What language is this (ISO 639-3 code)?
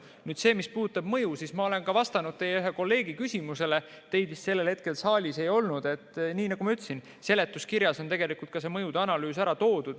est